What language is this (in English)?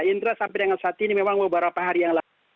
Indonesian